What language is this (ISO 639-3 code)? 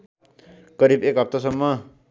nep